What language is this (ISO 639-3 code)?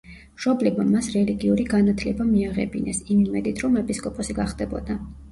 kat